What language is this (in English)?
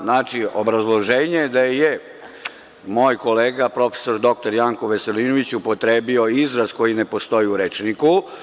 Serbian